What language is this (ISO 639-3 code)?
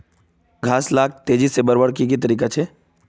mag